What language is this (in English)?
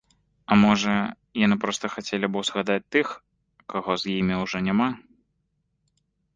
Belarusian